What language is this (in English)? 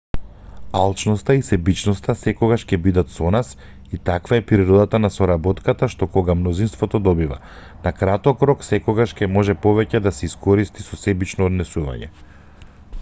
Macedonian